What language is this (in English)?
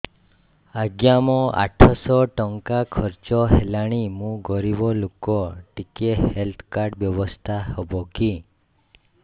Odia